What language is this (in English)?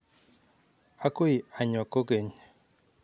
Kalenjin